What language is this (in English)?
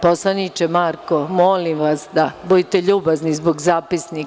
Serbian